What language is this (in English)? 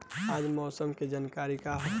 Bhojpuri